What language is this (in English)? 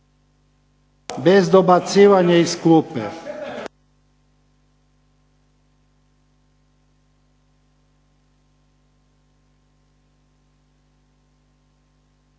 Croatian